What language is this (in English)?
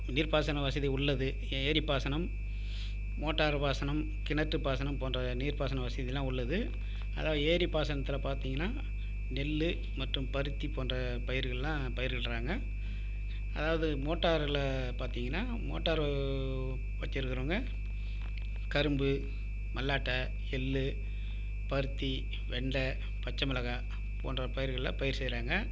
Tamil